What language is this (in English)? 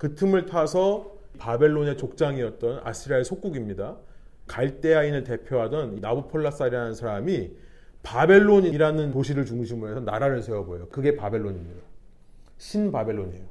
Korean